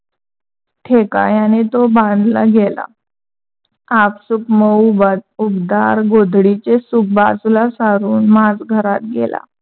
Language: Marathi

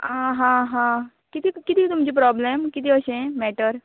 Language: Konkani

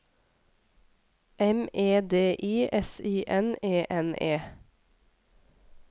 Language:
Norwegian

